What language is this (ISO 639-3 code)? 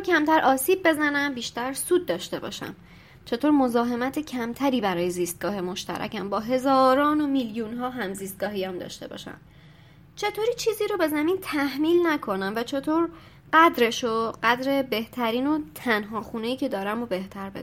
fas